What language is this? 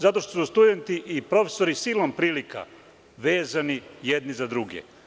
Serbian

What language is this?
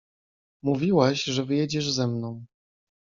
Polish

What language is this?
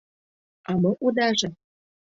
Mari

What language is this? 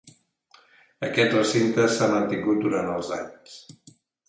Catalan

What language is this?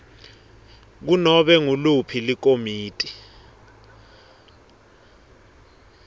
Swati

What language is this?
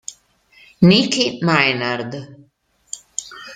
Italian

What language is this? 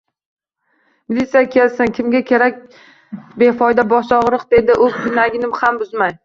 Uzbek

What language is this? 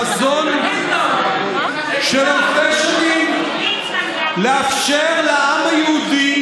Hebrew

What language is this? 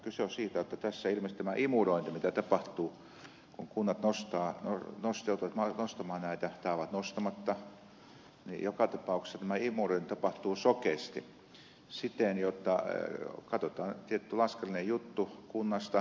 Finnish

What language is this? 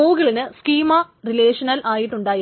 Malayalam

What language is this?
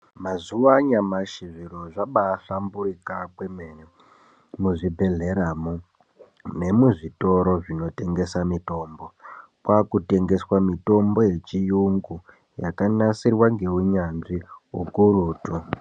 Ndau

